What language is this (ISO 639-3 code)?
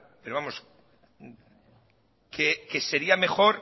spa